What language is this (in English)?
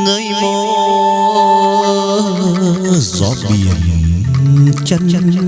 Vietnamese